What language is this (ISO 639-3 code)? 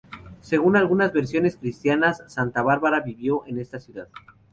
spa